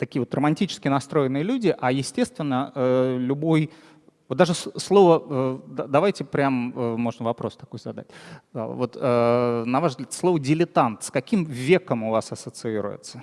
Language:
Russian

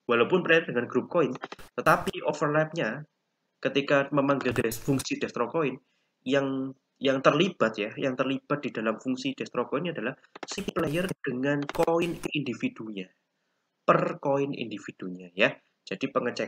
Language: Indonesian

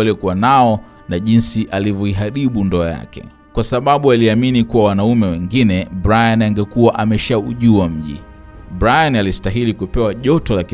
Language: Swahili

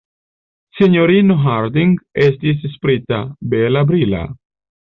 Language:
Esperanto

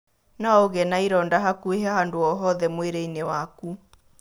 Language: Kikuyu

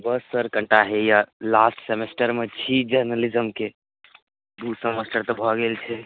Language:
Maithili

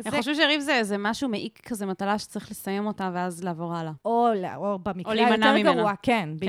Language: Hebrew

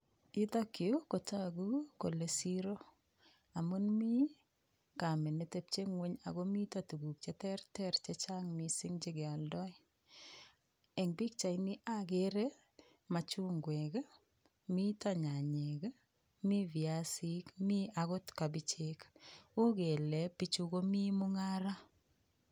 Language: Kalenjin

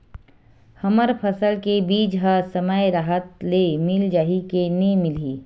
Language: Chhattisgarhi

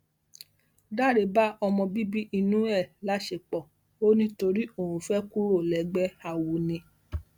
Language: Yoruba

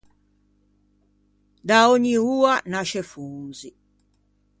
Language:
Ligurian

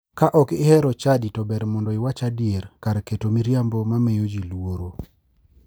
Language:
Luo (Kenya and Tanzania)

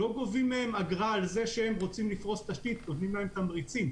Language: Hebrew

